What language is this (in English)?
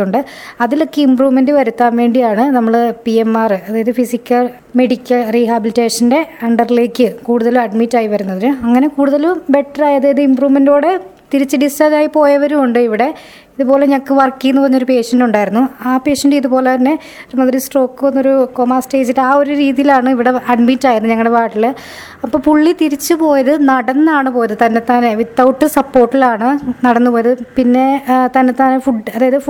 Malayalam